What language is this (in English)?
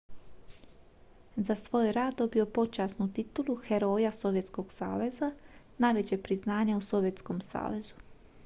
Croatian